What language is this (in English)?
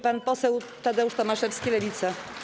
Polish